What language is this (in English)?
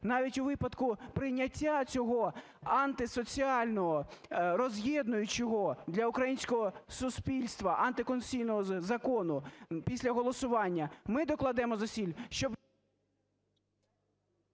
Ukrainian